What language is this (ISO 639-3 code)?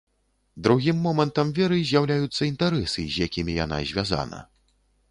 bel